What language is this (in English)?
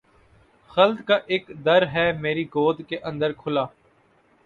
Urdu